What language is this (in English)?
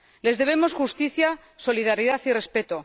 Spanish